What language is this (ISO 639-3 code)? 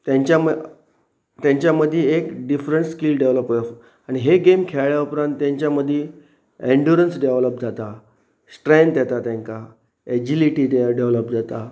kok